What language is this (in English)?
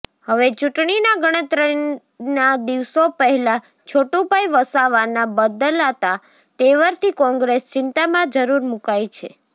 Gujarati